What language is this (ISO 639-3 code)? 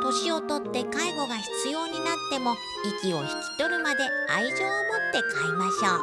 jpn